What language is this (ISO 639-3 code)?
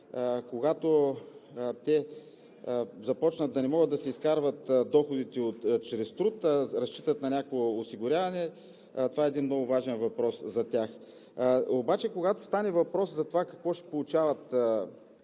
bul